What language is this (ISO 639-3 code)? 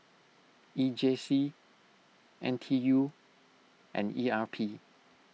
eng